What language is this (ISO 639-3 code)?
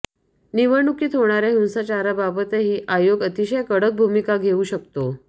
mar